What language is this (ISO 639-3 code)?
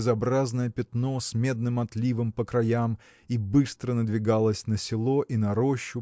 rus